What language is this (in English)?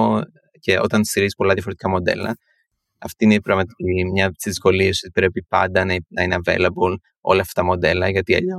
Greek